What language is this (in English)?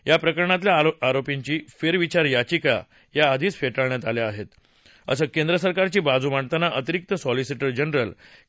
Marathi